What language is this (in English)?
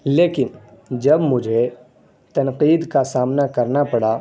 Urdu